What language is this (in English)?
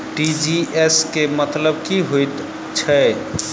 Maithili